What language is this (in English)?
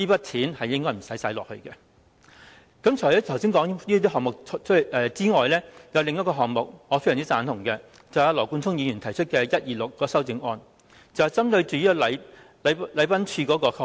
Cantonese